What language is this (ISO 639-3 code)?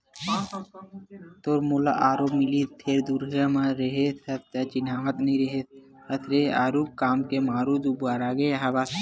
hne